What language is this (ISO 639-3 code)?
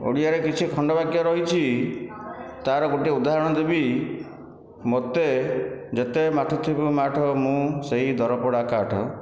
ori